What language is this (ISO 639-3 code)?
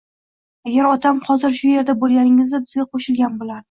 uzb